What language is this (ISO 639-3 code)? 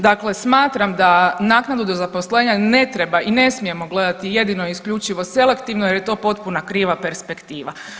hrv